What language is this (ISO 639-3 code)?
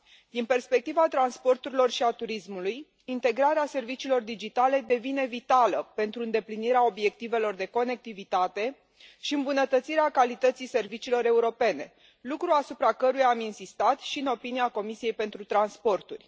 ron